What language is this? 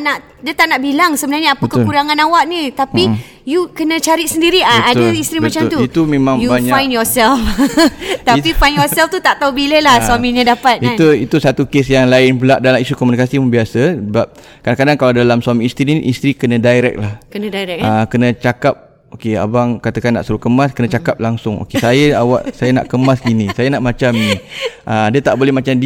Malay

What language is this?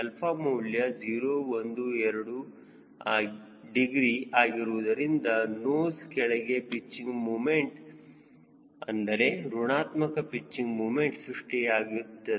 Kannada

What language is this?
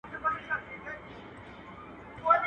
Pashto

